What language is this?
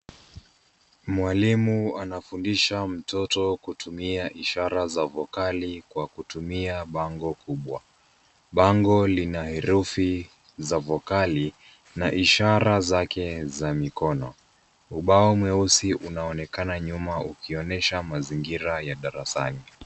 Swahili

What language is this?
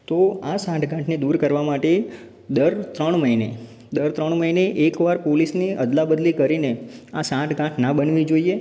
Gujarati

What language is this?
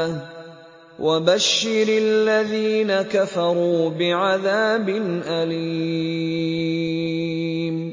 Arabic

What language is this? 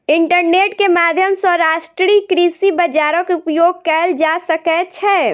Maithili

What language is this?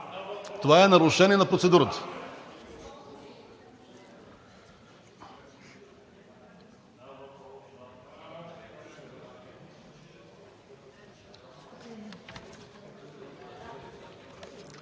Bulgarian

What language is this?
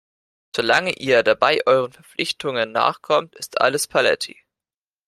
German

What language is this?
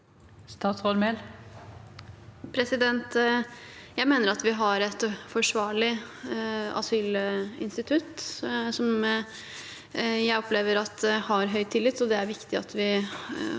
Norwegian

